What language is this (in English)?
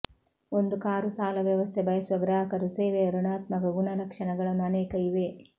Kannada